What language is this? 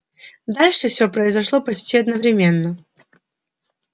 Russian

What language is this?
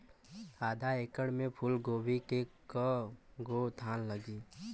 Bhojpuri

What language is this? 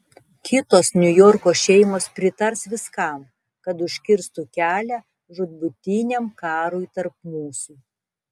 Lithuanian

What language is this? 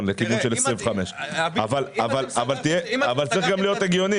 Hebrew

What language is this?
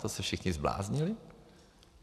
Czech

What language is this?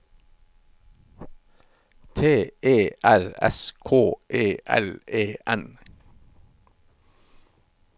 Norwegian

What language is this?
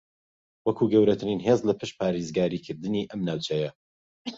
Central Kurdish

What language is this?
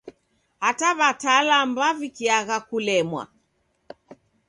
Taita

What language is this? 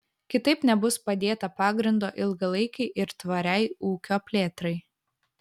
Lithuanian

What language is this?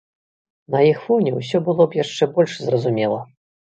Belarusian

